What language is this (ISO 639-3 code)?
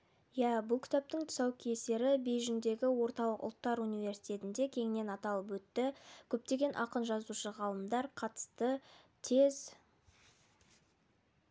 kaz